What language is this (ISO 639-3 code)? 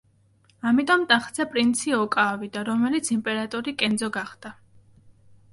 kat